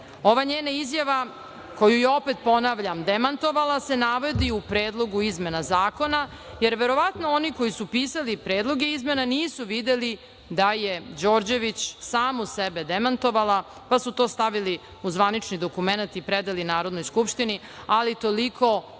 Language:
Serbian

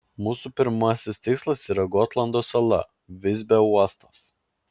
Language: Lithuanian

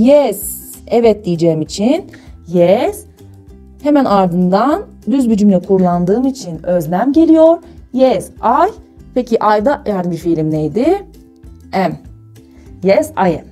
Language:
Turkish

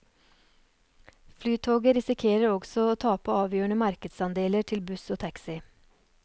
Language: Norwegian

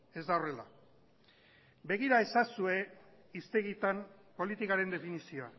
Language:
Basque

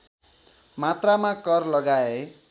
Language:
Nepali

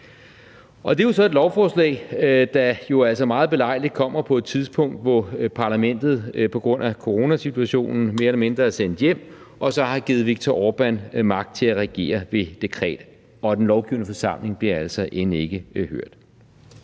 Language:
Danish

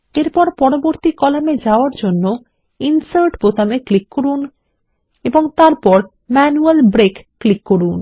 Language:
Bangla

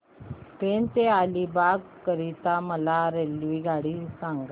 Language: Marathi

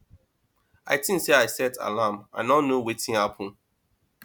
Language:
Nigerian Pidgin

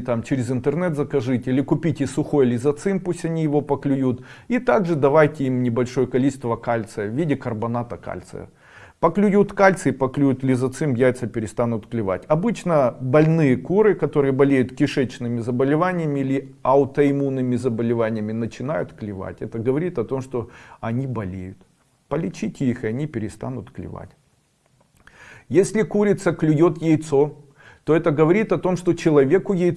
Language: Russian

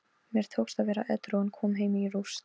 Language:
Icelandic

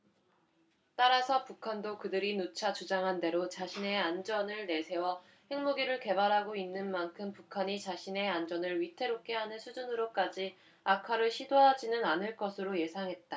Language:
Korean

